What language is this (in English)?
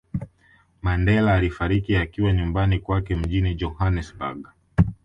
Swahili